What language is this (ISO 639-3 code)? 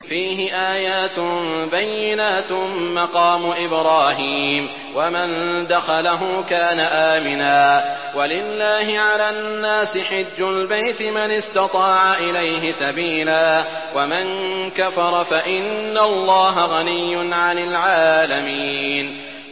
ara